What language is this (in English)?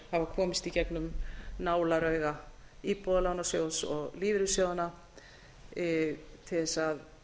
Icelandic